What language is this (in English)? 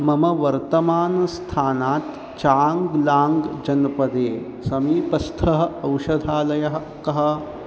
Sanskrit